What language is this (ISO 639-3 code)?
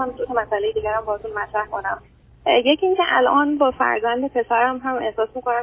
fas